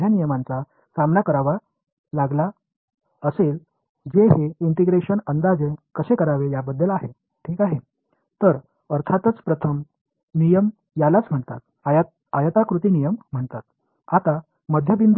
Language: Tamil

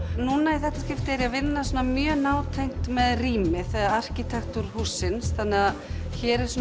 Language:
Icelandic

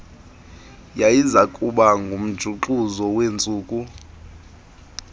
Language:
Xhosa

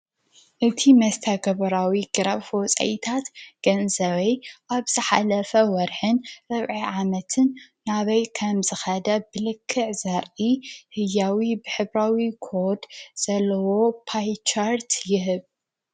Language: Tigrinya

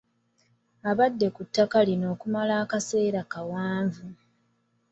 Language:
Ganda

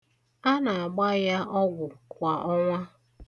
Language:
Igbo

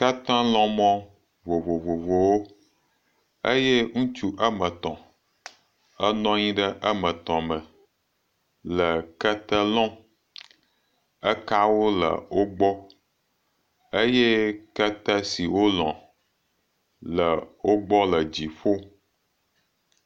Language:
Ewe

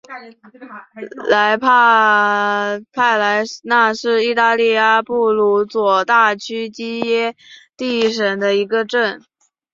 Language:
Chinese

